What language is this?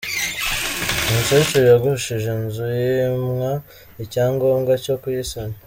Kinyarwanda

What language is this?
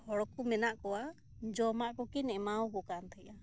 Santali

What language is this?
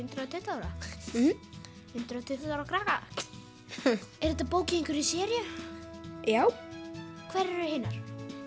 Icelandic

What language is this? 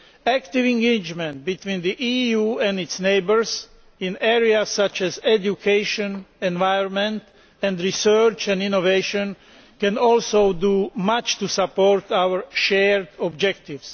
English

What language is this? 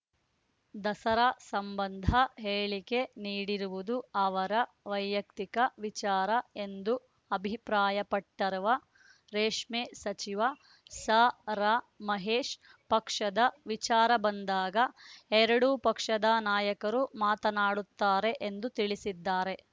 Kannada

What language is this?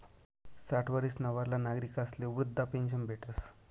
Marathi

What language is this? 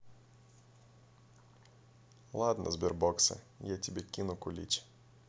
Russian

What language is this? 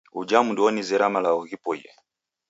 Taita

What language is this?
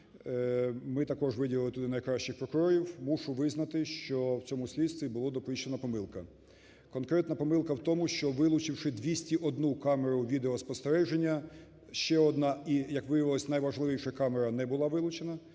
Ukrainian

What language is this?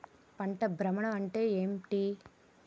Telugu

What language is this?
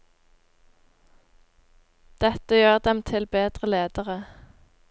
Norwegian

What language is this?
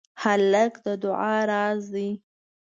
Pashto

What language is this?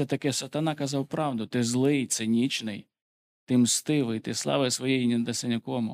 Ukrainian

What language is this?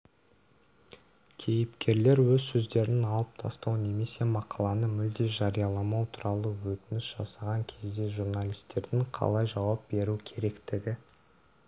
Kazakh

